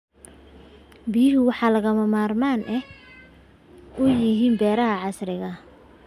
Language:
Somali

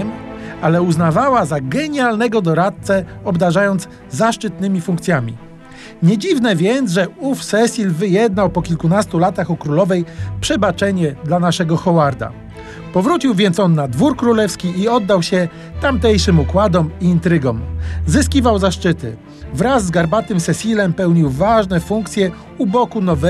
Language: Polish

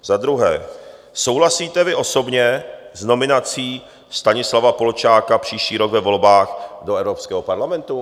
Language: Czech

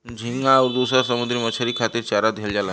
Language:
Bhojpuri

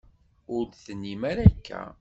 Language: Kabyle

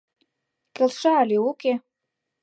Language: Mari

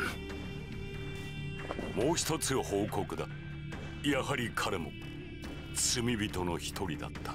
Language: Japanese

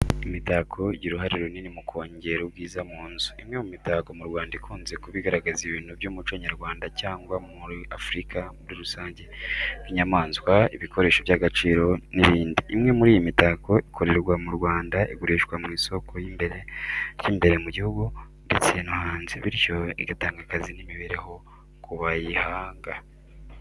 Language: Kinyarwanda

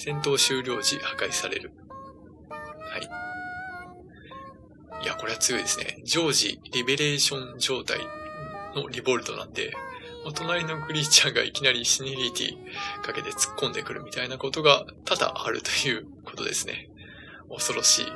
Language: Japanese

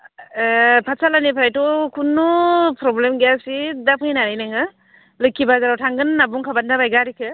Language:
Bodo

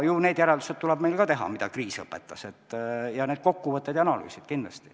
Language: Estonian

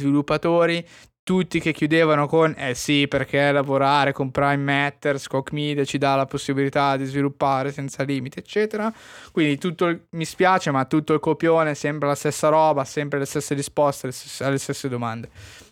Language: Italian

